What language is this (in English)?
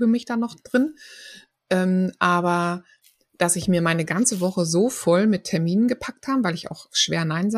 German